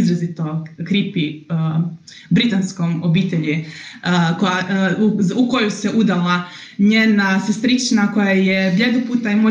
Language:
Croatian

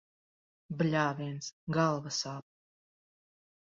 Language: Latvian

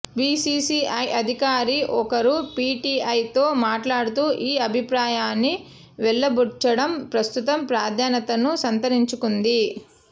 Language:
Telugu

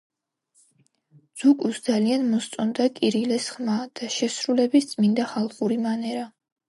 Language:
Georgian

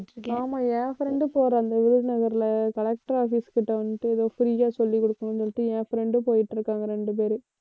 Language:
Tamil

